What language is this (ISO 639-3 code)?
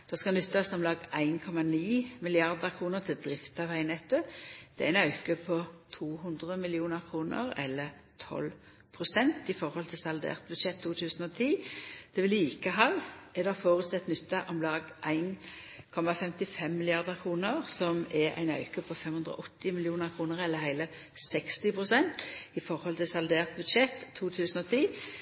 nno